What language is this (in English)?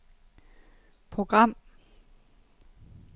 Danish